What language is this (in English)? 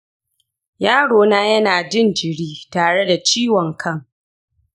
Hausa